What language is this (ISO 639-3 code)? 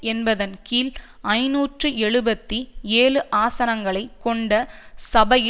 tam